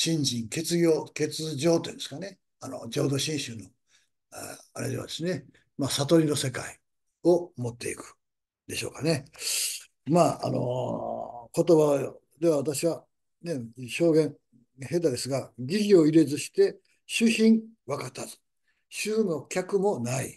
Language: Japanese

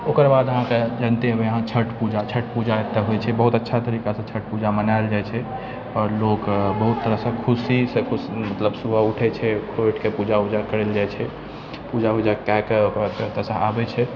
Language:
Maithili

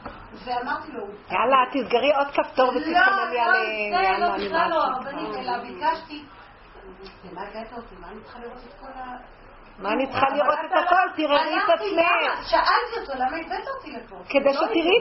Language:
Hebrew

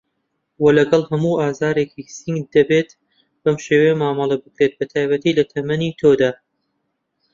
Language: Central Kurdish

